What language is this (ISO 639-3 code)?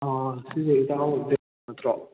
mni